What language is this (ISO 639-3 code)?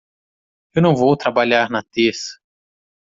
por